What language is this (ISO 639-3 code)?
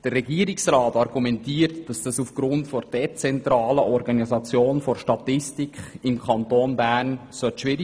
gsw